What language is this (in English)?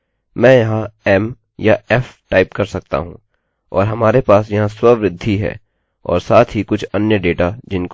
Hindi